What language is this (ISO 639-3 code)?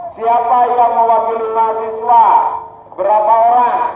ind